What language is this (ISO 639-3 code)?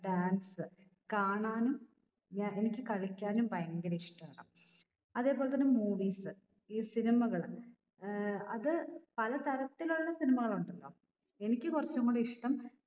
mal